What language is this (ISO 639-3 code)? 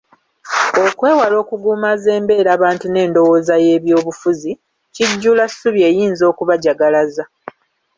lug